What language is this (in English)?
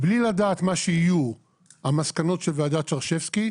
Hebrew